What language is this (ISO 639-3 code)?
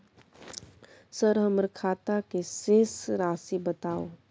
mai